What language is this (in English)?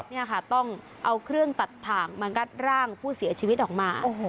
Thai